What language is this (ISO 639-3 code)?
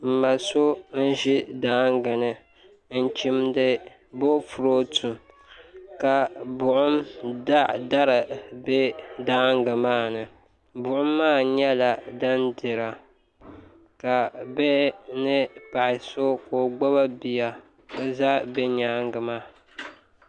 dag